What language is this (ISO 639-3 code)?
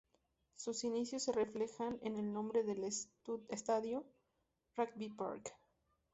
spa